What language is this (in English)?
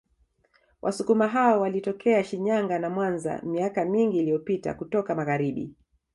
Swahili